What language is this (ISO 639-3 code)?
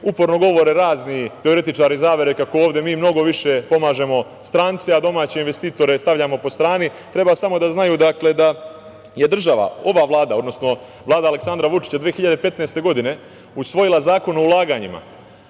srp